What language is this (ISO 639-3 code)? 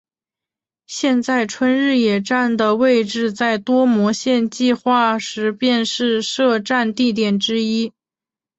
zho